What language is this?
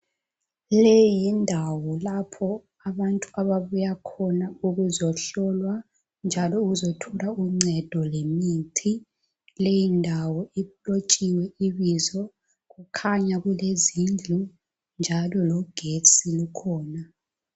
North Ndebele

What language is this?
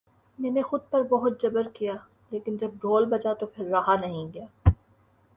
Urdu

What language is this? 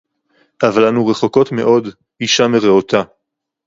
Hebrew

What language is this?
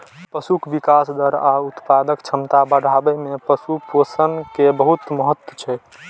Maithili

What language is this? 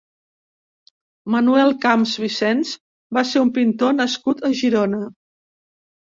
Catalan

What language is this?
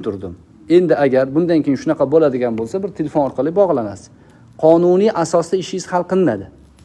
Turkish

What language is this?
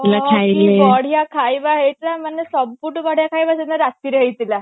Odia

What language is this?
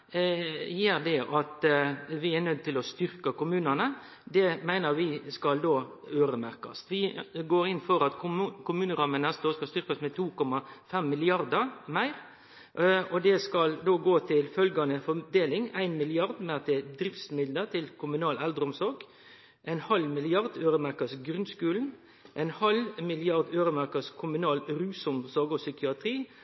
Norwegian Nynorsk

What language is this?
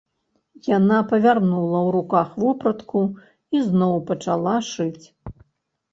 Belarusian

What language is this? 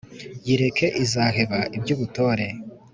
Kinyarwanda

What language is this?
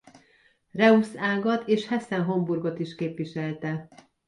Hungarian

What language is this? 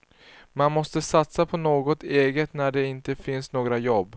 Swedish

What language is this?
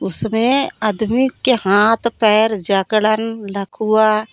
Hindi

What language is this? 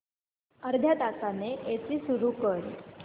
Marathi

